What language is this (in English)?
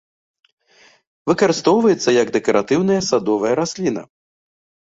Belarusian